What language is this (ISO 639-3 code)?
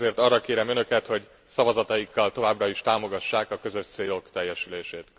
hun